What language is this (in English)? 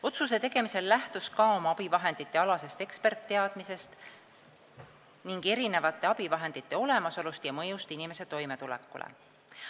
Estonian